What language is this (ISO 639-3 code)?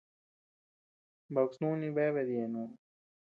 cux